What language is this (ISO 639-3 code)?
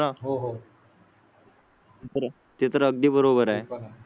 mar